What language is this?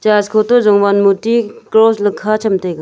Wancho Naga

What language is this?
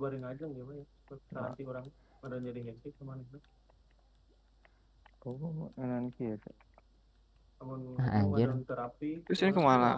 Indonesian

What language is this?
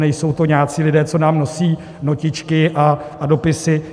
Czech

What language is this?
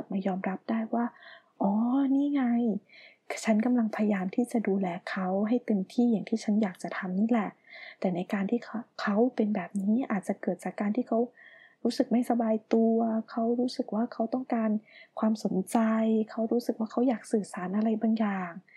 Thai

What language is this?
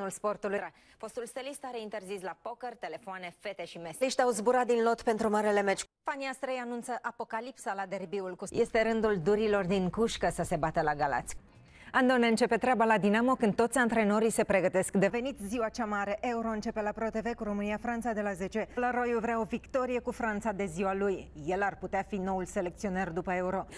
Romanian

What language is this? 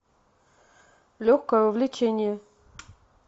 Russian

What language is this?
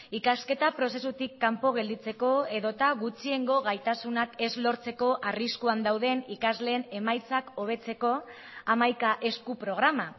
Basque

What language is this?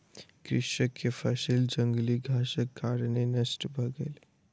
Maithili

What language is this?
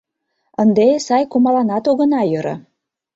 Mari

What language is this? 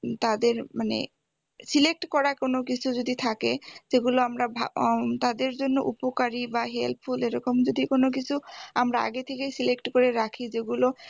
Bangla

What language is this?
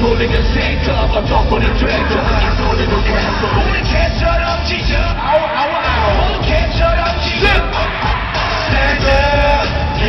Polish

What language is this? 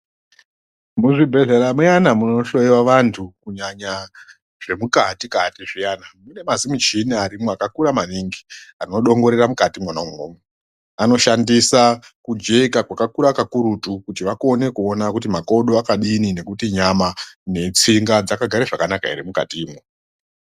Ndau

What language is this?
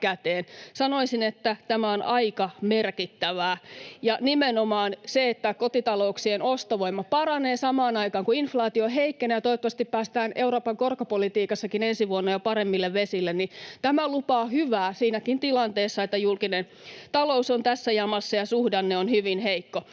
Finnish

